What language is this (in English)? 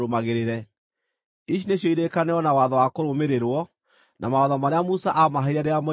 Kikuyu